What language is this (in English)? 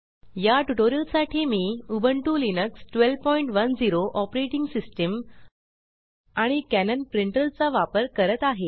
Marathi